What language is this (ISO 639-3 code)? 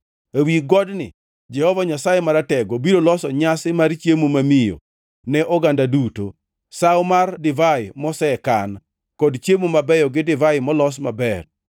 luo